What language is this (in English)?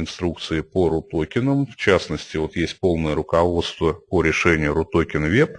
Russian